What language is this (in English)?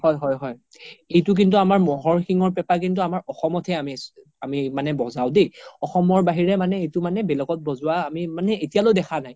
Assamese